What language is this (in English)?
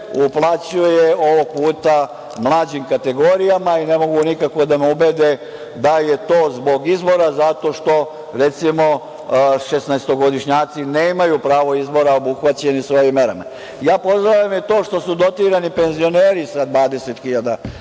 Serbian